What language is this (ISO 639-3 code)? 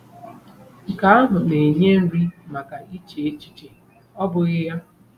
ibo